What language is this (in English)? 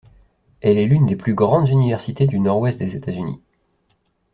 French